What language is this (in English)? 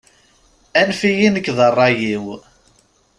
Kabyle